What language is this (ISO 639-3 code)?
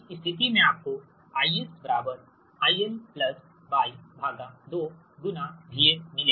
hin